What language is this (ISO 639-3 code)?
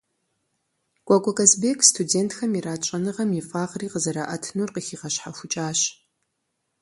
kbd